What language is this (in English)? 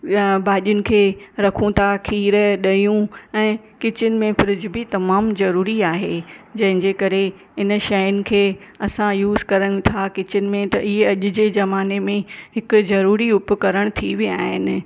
Sindhi